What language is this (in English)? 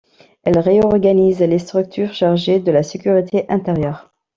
French